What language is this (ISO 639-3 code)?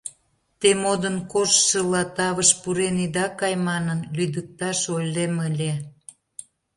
chm